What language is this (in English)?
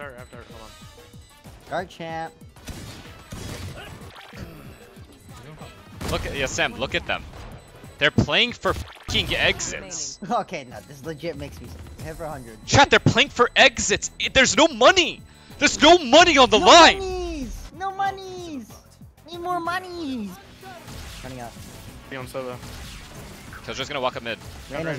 English